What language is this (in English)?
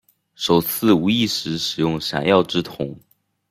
Chinese